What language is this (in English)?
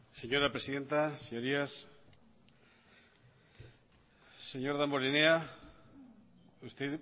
Spanish